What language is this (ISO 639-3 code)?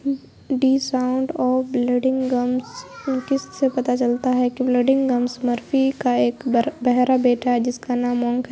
urd